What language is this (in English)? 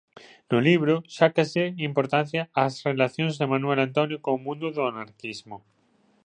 Galician